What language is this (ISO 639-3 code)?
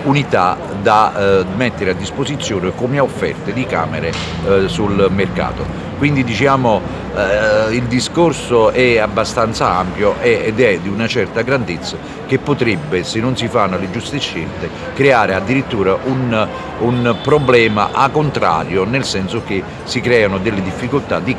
ita